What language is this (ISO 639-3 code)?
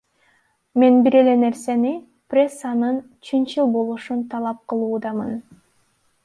kir